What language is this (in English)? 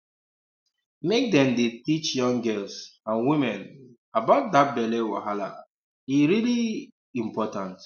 Nigerian Pidgin